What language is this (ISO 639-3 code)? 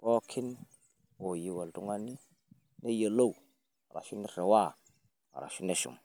mas